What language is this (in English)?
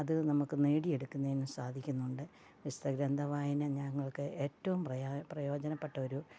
Malayalam